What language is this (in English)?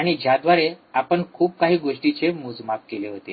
Marathi